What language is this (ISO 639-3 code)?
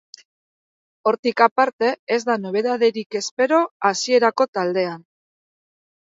eus